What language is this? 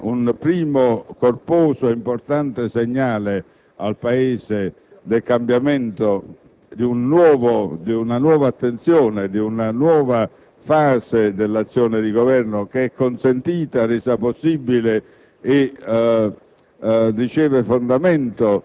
Italian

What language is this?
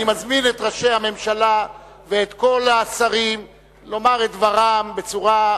Hebrew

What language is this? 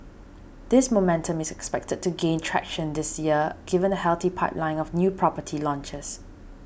English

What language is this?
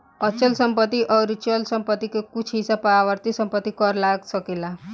Bhojpuri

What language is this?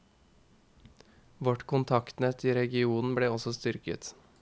Norwegian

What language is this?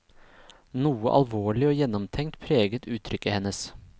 Norwegian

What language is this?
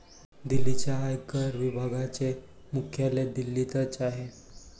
Marathi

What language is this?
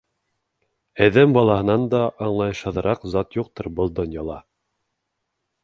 Bashkir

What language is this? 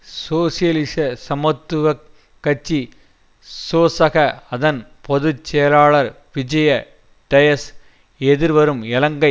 Tamil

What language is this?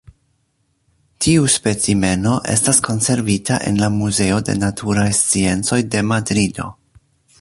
Esperanto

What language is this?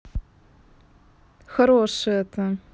Russian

